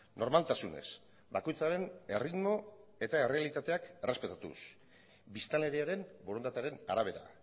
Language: Basque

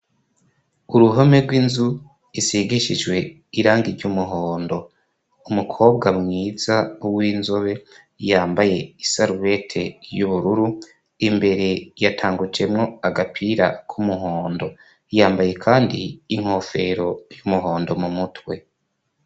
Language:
Rundi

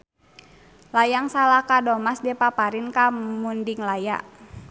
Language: Sundanese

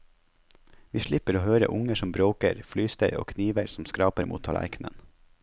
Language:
Norwegian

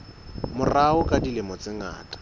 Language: Southern Sotho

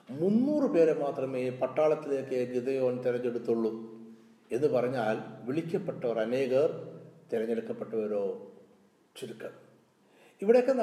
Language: Malayalam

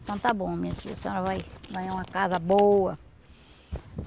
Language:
Portuguese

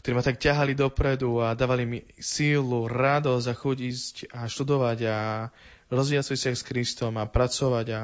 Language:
Slovak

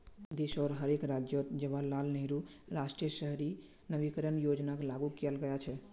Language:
Magahi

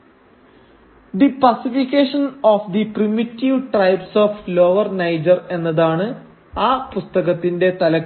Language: Malayalam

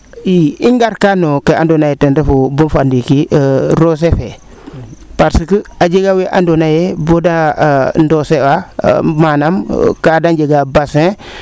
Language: Serer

